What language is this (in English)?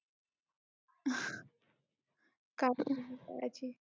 Marathi